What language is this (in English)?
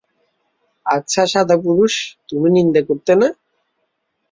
Bangla